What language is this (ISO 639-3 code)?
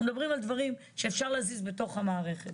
heb